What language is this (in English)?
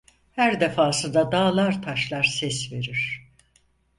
Turkish